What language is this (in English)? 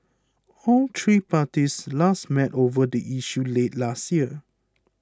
English